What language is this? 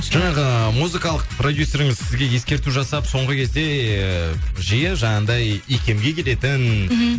Kazakh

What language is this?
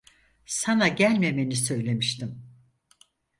Turkish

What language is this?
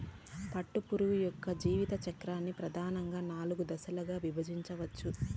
Telugu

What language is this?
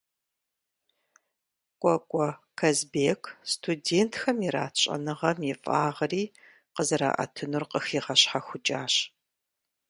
Kabardian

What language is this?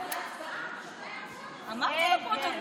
Hebrew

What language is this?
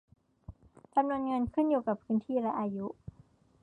Thai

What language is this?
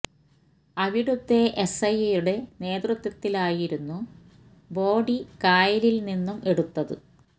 Malayalam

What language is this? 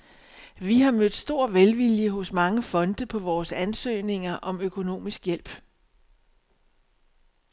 Danish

